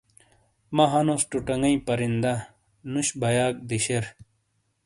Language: Shina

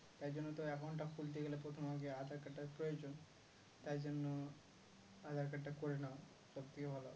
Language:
Bangla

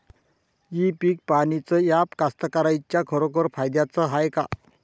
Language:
Marathi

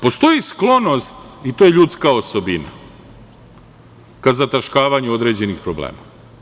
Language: Serbian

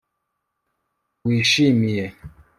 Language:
Kinyarwanda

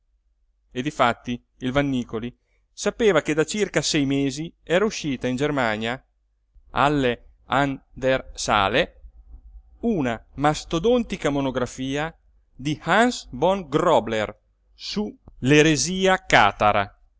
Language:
Italian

